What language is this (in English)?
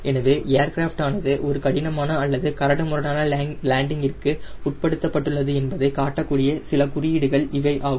Tamil